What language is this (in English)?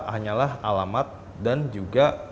Indonesian